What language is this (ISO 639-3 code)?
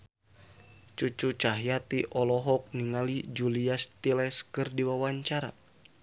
sun